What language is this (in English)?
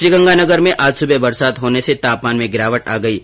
Hindi